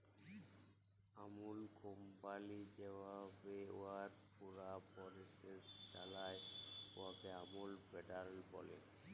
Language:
Bangla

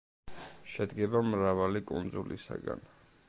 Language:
Georgian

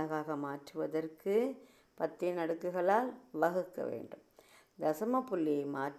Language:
Tamil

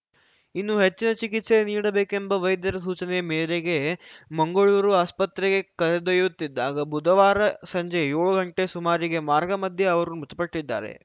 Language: Kannada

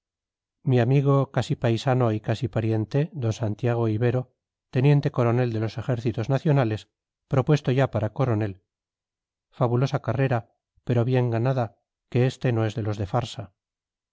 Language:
Spanish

